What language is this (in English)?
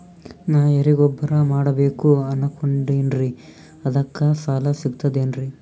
Kannada